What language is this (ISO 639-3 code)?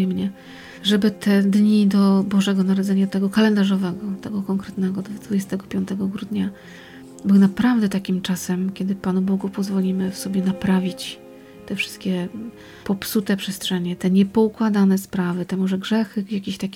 pol